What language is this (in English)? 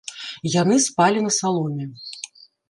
Belarusian